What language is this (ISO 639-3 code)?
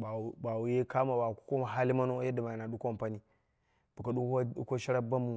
kna